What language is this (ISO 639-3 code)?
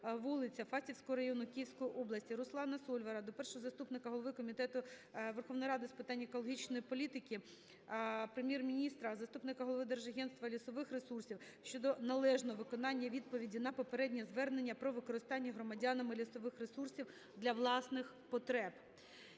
ukr